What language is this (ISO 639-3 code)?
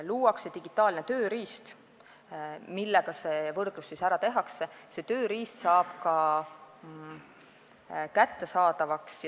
est